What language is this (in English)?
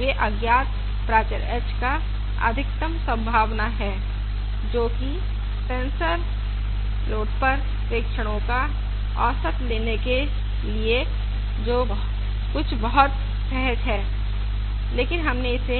Hindi